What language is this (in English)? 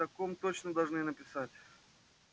Russian